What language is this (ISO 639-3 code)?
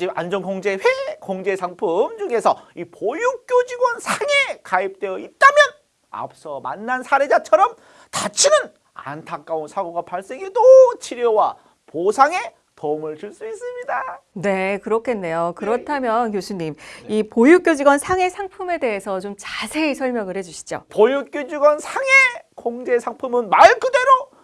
kor